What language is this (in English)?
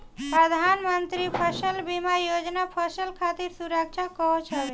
Bhojpuri